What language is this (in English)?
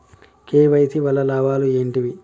Telugu